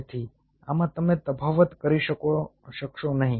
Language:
Gujarati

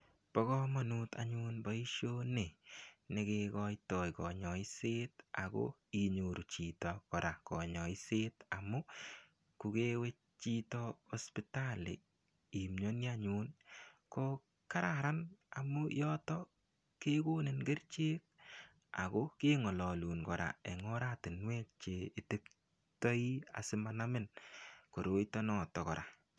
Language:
Kalenjin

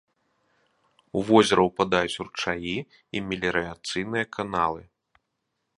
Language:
Belarusian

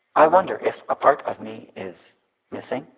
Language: English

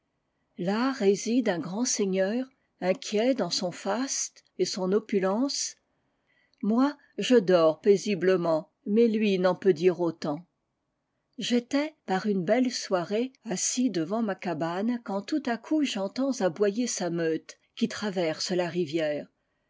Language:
French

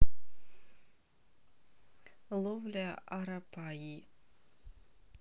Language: Russian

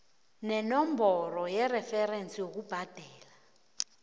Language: South Ndebele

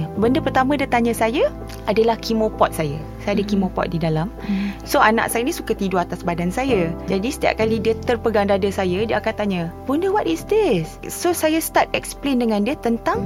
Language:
Malay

